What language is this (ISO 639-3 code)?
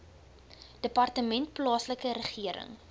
afr